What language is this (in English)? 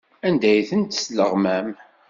Kabyle